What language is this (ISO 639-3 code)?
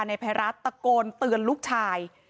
tha